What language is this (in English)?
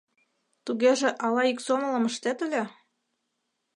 Mari